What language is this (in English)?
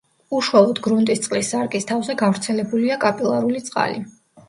Georgian